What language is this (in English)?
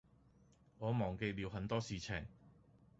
Cantonese